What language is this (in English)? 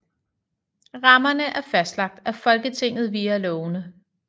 Danish